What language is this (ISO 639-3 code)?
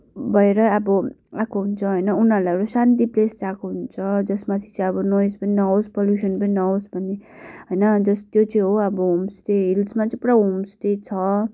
nep